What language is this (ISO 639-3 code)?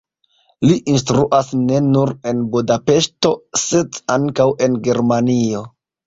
epo